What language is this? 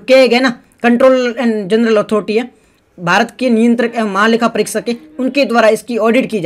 Hindi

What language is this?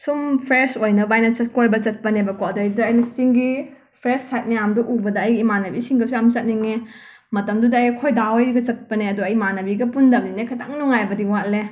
Manipuri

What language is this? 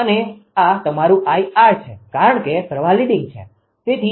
Gujarati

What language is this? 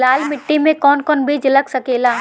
Bhojpuri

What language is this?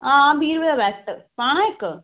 Dogri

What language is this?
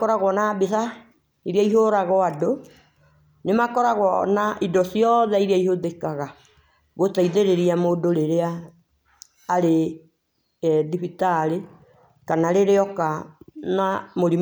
Kikuyu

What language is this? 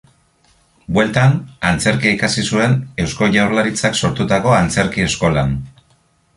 Basque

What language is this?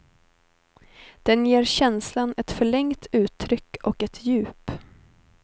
Swedish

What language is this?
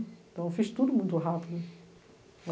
Portuguese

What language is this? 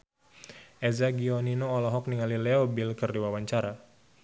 Sundanese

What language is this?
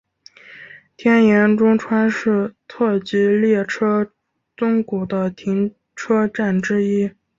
Chinese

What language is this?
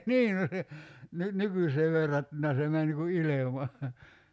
Finnish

